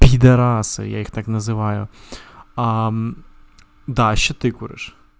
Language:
Russian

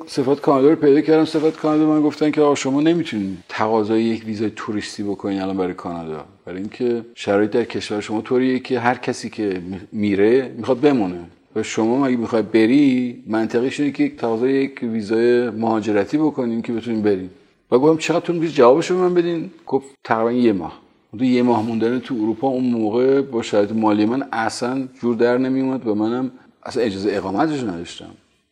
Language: Persian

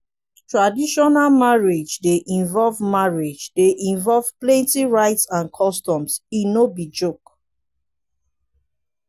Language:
Nigerian Pidgin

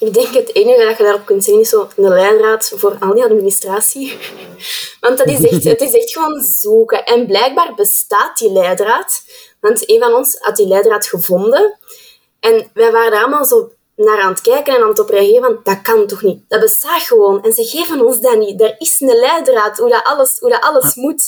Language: Dutch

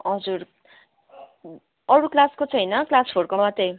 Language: Nepali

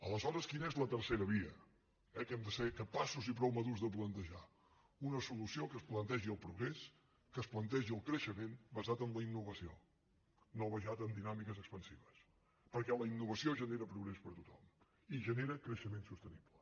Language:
Catalan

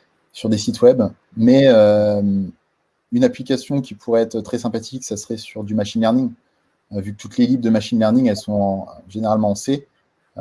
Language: French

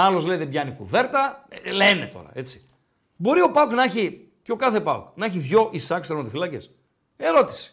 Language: Greek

